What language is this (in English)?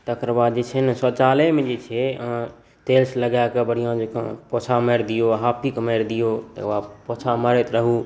Maithili